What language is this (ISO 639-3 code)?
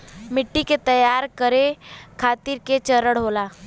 bho